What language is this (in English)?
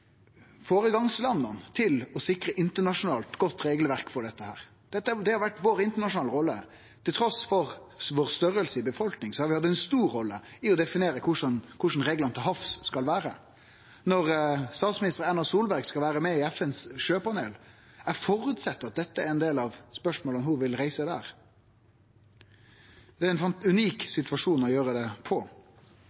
Norwegian Nynorsk